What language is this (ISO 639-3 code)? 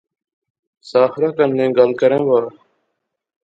phr